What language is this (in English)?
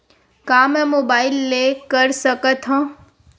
Chhattisgarhi